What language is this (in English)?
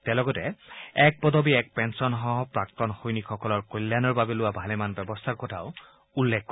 Assamese